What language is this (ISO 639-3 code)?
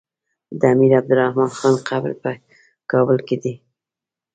pus